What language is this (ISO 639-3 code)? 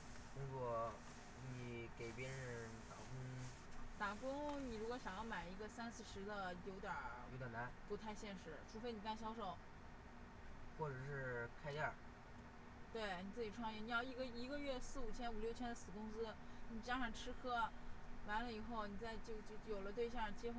zho